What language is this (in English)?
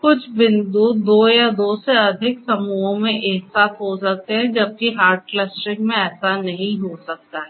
Hindi